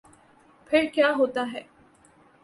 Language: Urdu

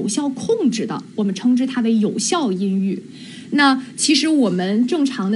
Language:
Chinese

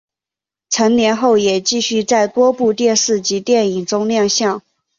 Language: Chinese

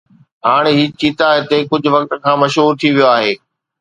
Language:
Sindhi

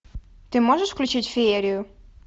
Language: Russian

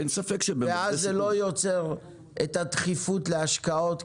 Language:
Hebrew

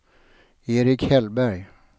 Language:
Swedish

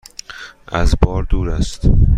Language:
Persian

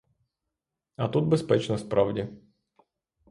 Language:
Ukrainian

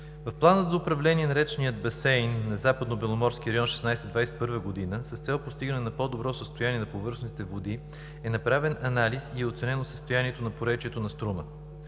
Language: Bulgarian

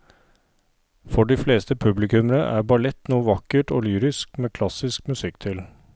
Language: Norwegian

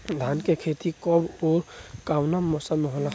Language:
Bhojpuri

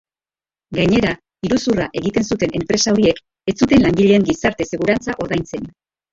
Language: Basque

